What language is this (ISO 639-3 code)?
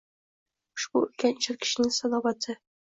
uzb